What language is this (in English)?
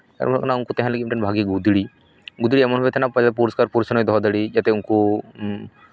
Santali